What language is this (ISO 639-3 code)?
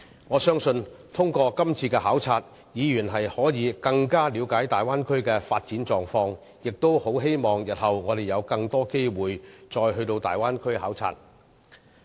yue